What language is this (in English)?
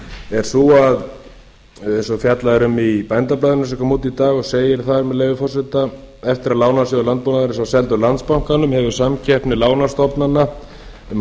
Icelandic